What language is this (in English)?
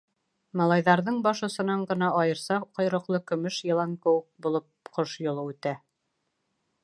Bashkir